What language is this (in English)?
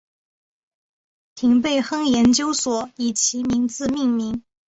Chinese